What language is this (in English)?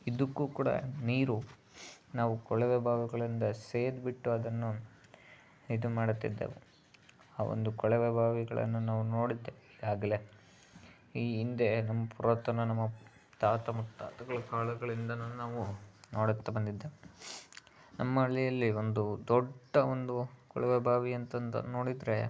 Kannada